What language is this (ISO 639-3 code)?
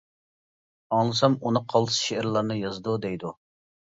uig